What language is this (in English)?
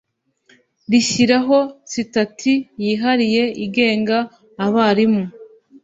Kinyarwanda